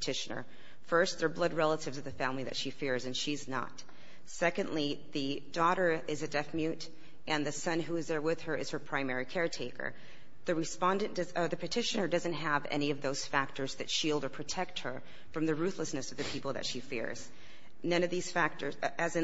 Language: English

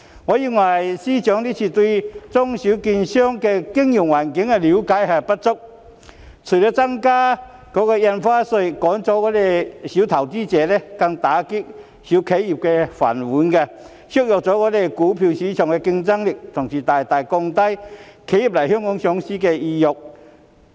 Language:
Cantonese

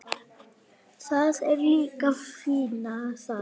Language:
Icelandic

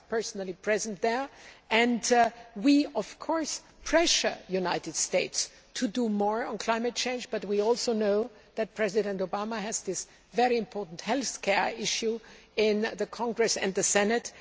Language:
English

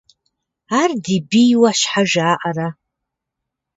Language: Kabardian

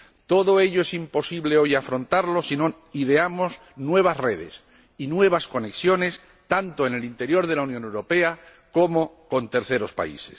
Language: Spanish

